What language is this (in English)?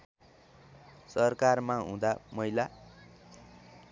Nepali